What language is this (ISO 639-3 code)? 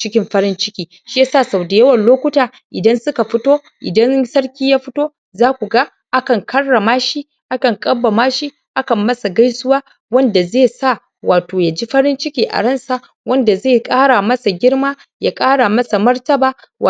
hau